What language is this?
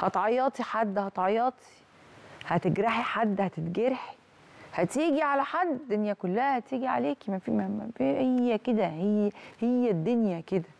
Arabic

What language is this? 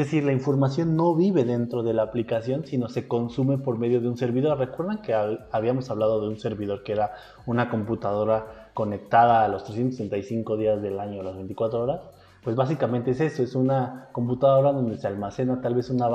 Spanish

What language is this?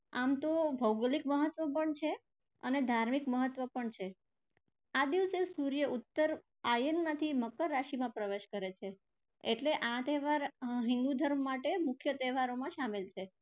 Gujarati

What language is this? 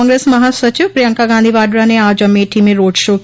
Hindi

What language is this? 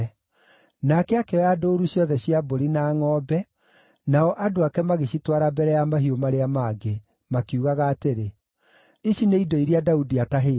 Kikuyu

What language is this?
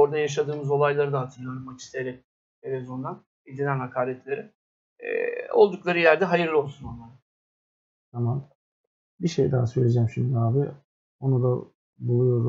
Turkish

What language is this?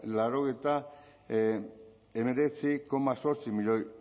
Basque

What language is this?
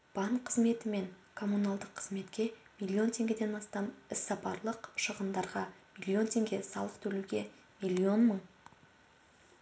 Kazakh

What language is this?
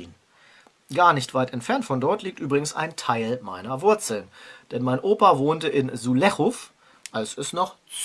German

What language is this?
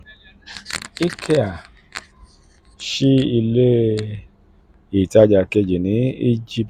Yoruba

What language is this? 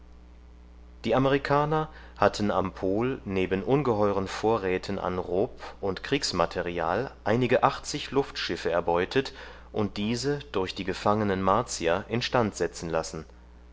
German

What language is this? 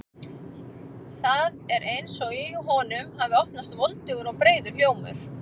Icelandic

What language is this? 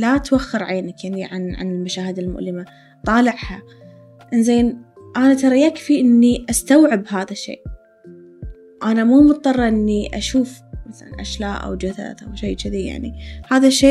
Arabic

